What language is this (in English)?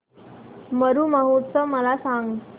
Marathi